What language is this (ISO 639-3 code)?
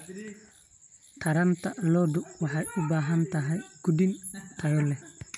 som